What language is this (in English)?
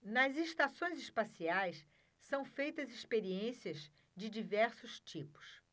Portuguese